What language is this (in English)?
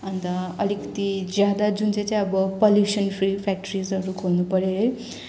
Nepali